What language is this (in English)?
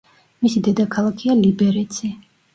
Georgian